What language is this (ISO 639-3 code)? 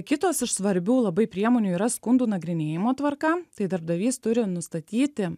lit